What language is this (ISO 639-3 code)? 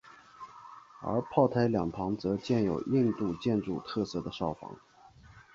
zho